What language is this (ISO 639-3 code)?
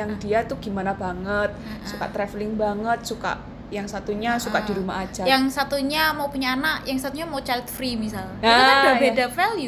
ind